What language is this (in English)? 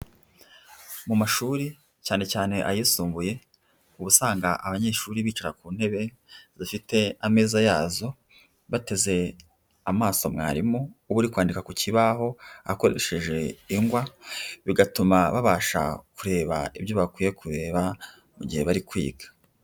Kinyarwanda